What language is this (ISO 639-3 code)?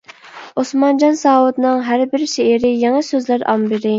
uig